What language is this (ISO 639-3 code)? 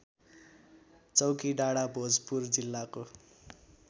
nep